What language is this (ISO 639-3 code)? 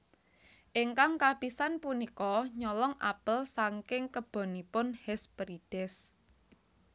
jav